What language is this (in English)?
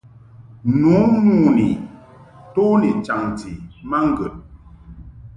Mungaka